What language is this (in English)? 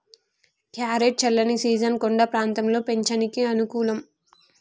Telugu